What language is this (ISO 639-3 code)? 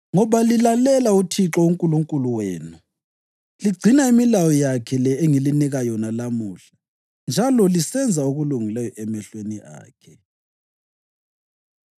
nde